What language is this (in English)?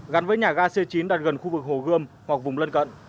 Vietnamese